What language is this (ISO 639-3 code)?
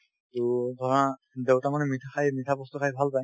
asm